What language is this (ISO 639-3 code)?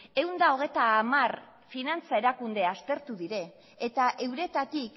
eus